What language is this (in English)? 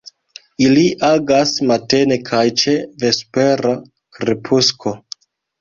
Esperanto